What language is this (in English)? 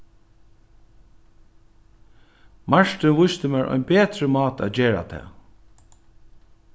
Faroese